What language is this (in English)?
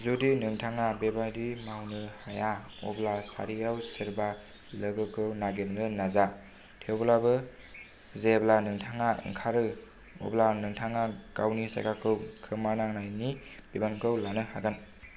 Bodo